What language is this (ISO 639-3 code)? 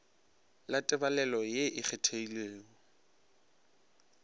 nso